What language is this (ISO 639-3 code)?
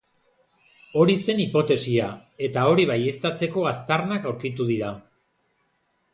eus